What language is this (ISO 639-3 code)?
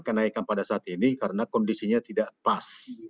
ind